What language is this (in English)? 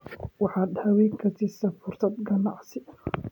Somali